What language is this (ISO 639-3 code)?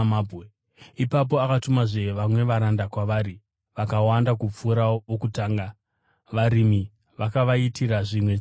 sna